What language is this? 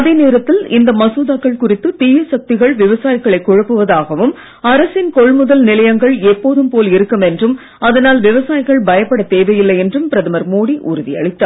Tamil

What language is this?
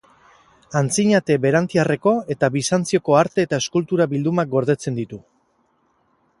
Basque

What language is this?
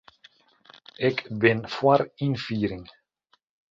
Western Frisian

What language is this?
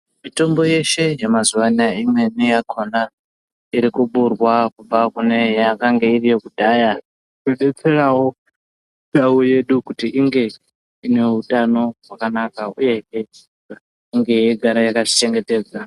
Ndau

